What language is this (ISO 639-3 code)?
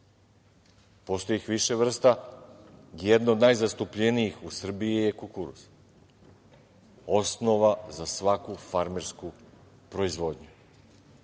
srp